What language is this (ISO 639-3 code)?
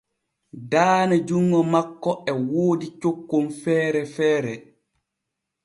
fue